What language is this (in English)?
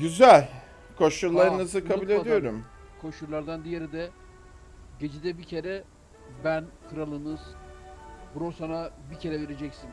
Turkish